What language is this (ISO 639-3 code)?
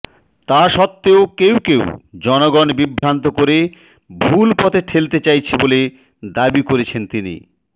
ben